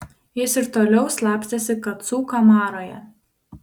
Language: Lithuanian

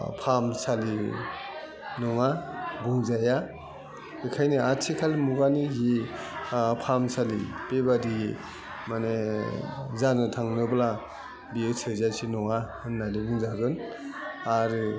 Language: Bodo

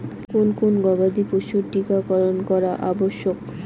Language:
Bangla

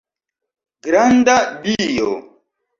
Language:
Esperanto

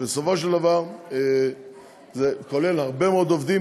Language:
Hebrew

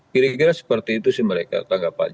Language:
Indonesian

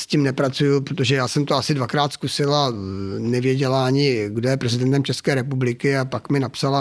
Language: Czech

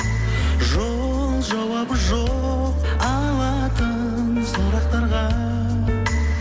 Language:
Kazakh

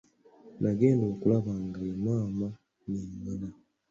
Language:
Ganda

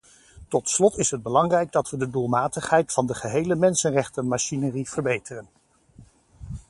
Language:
Dutch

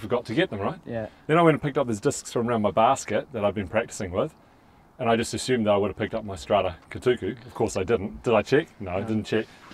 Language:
English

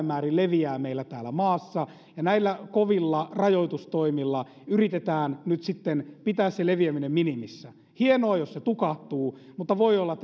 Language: Finnish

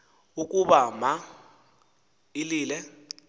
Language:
Xhosa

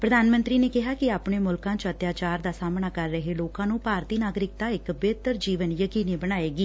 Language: Punjabi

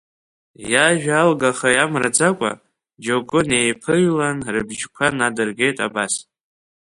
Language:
Abkhazian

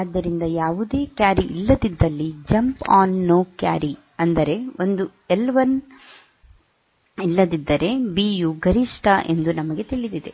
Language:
Kannada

